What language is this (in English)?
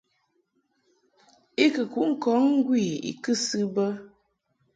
Mungaka